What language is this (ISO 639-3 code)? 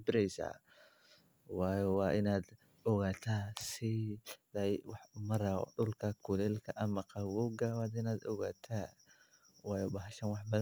som